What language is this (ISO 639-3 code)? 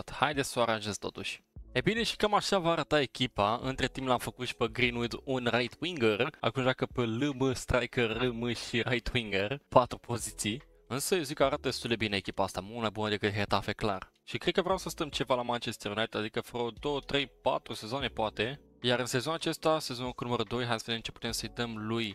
ron